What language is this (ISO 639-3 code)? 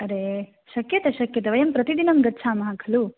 san